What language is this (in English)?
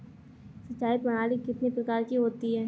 Hindi